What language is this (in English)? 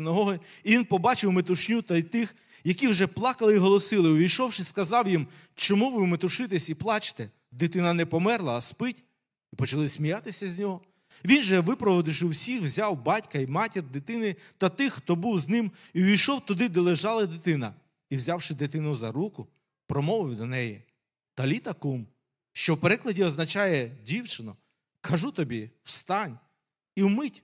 Ukrainian